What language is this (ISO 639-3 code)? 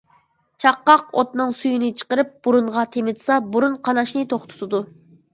uig